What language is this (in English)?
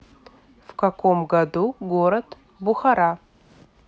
Russian